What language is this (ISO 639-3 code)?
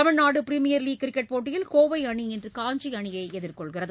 tam